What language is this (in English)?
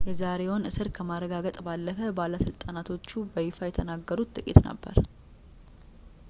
Amharic